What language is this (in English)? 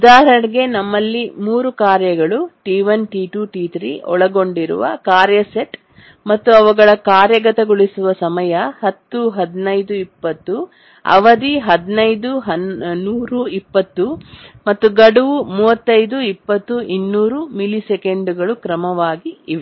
Kannada